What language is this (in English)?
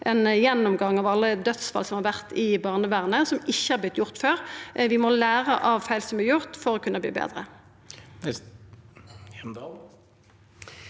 Norwegian